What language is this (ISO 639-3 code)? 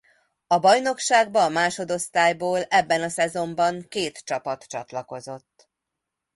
hun